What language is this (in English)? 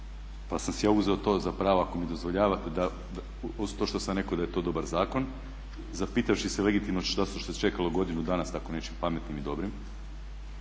Croatian